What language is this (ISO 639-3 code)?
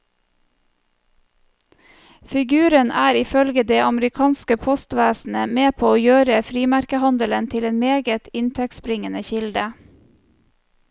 nor